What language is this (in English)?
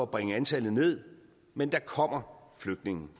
Danish